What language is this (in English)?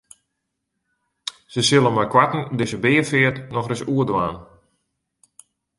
Western Frisian